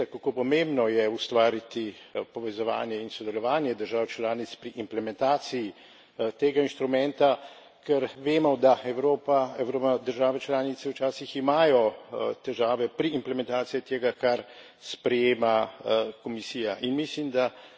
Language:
Slovenian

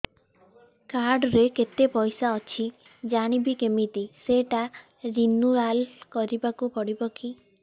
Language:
Odia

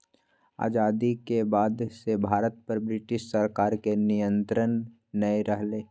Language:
Magahi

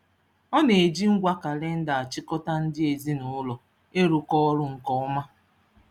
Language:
Igbo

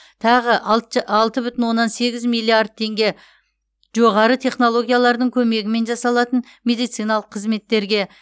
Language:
Kazakh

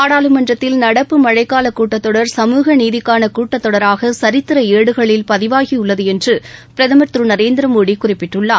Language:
Tamil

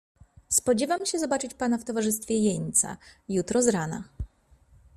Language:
Polish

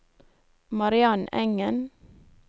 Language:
Norwegian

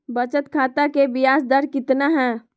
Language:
Magahi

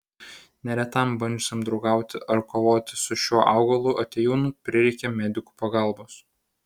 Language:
Lithuanian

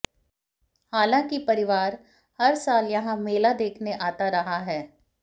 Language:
Hindi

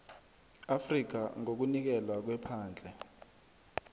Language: South Ndebele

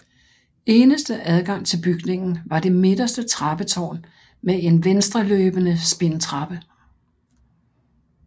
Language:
Danish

